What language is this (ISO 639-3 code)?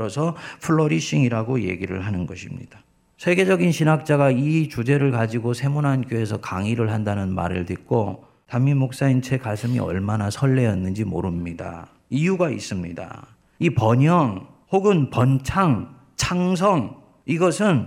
kor